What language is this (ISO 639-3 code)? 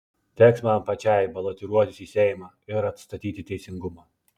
lit